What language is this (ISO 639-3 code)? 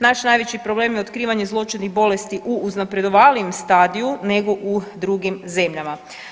hrv